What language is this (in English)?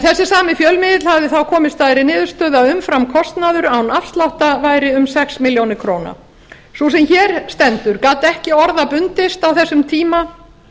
Icelandic